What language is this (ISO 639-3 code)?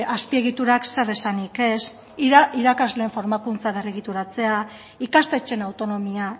eus